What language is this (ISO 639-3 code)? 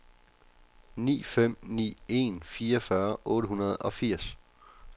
dan